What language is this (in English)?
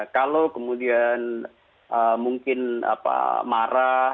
Indonesian